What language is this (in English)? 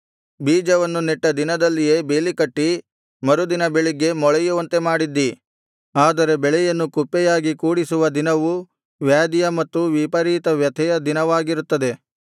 Kannada